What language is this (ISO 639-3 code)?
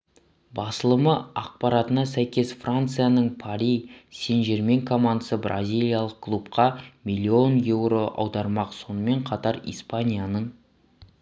kaz